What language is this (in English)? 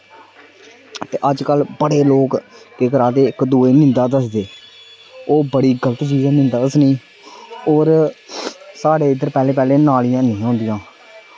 Dogri